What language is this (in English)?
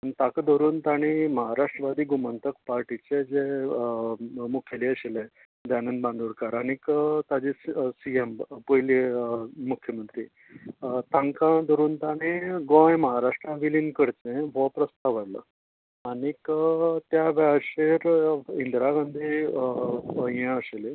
Konkani